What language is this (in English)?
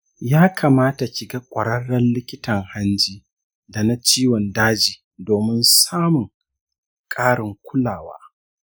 Hausa